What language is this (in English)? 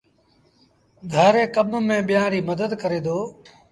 Sindhi Bhil